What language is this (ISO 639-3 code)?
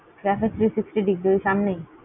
ben